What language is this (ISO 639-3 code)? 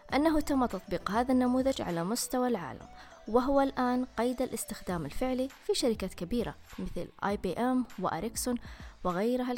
ara